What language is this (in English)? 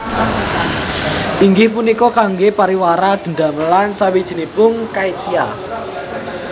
Javanese